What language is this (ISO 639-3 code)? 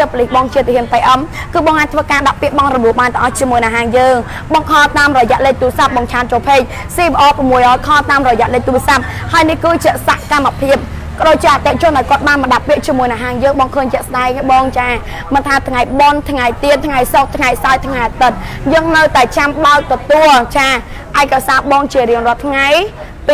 tha